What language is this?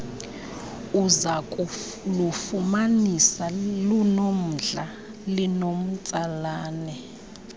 Xhosa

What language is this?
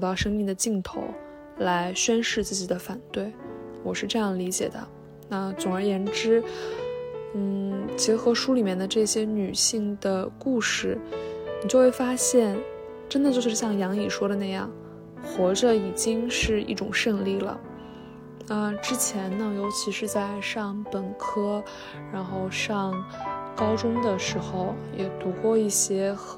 Chinese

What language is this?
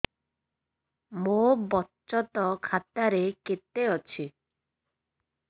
Odia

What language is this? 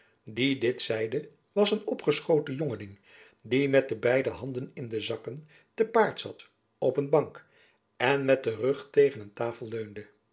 Dutch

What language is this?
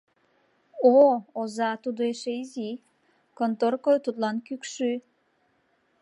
Mari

